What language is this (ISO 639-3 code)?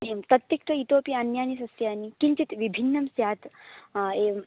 san